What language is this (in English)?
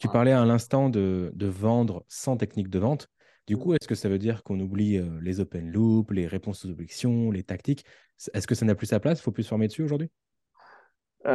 French